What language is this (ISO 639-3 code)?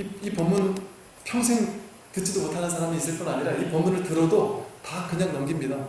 kor